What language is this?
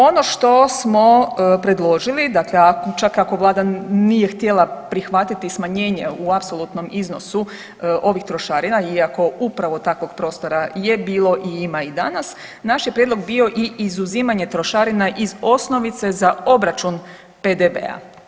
Croatian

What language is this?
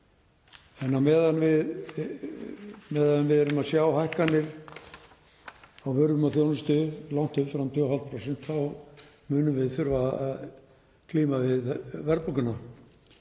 Icelandic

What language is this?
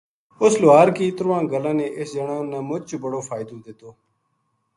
Gujari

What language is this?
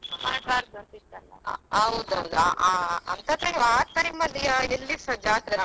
Kannada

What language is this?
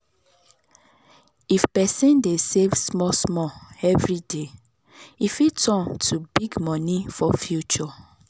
Nigerian Pidgin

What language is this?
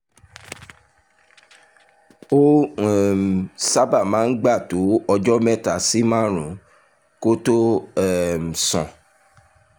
Yoruba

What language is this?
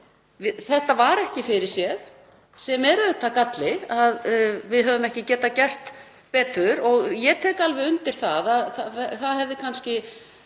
Icelandic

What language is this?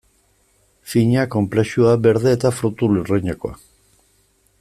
Basque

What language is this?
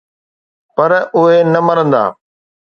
Sindhi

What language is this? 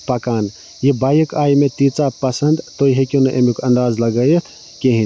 Kashmiri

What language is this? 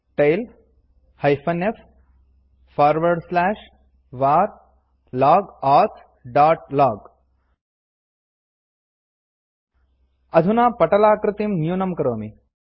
Sanskrit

